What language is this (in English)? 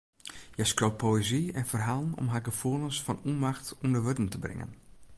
Western Frisian